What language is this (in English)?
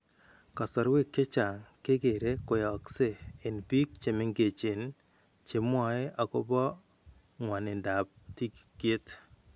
Kalenjin